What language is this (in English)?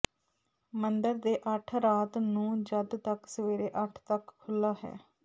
Punjabi